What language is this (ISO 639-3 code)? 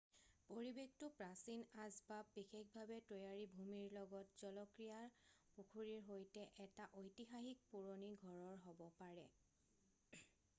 asm